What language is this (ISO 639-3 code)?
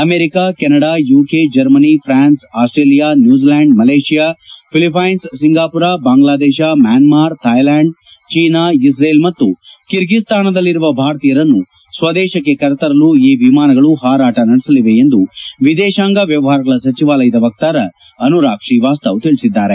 kan